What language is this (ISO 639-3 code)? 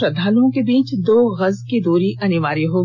hin